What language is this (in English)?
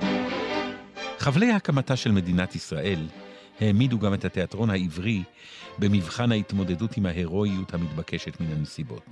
Hebrew